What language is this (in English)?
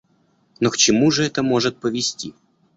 Russian